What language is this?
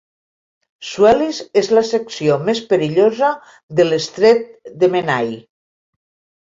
Catalan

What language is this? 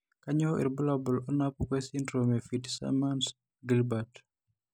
Masai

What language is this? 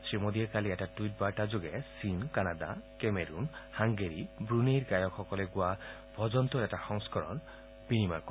Assamese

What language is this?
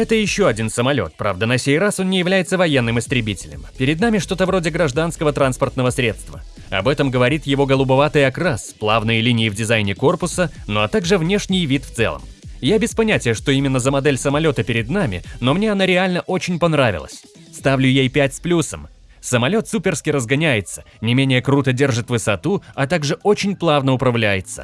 Russian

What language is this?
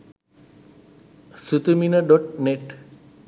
Sinhala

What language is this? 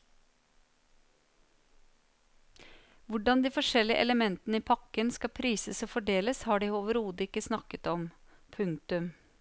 Norwegian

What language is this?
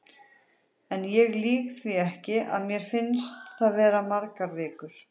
Icelandic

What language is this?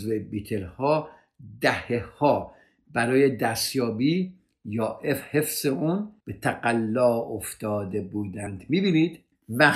Persian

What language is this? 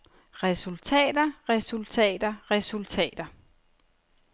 Danish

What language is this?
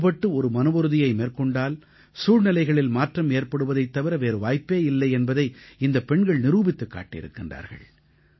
Tamil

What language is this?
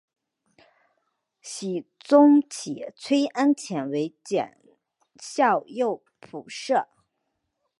Chinese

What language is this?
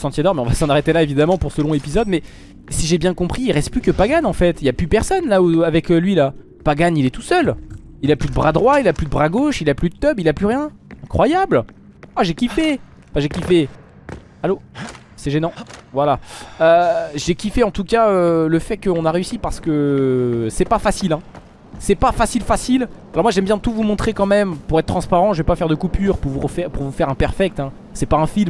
French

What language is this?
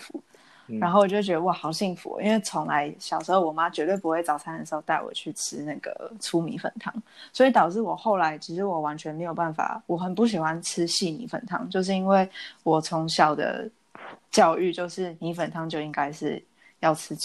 Chinese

